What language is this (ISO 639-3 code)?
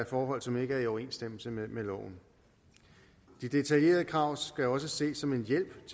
dan